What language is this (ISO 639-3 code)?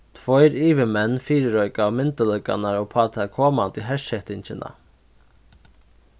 fao